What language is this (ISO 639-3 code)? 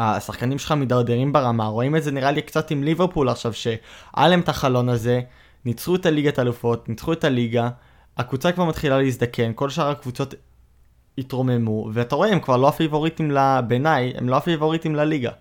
heb